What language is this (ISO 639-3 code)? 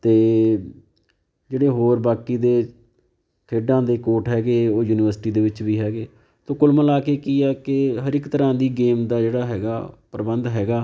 pan